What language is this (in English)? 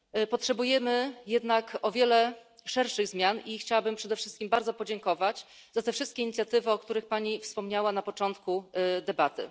Polish